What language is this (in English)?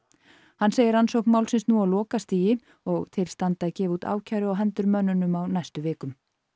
Icelandic